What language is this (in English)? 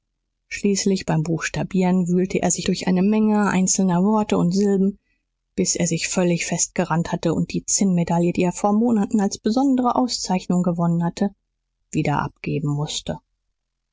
German